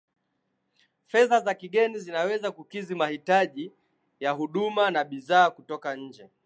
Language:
Swahili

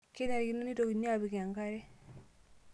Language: Masai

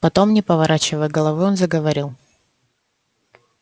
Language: Russian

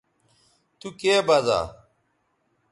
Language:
Bateri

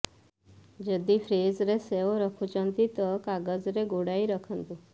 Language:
Odia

